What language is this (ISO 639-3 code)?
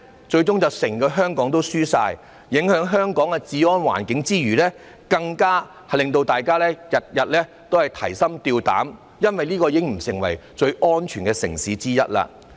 yue